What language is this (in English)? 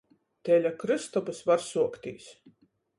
Latgalian